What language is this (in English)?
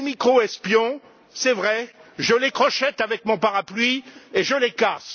French